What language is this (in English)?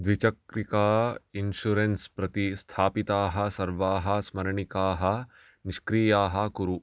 Sanskrit